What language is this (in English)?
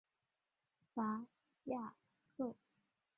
Chinese